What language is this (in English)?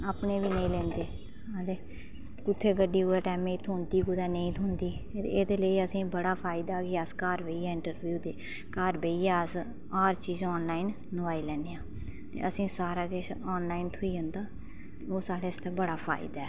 Dogri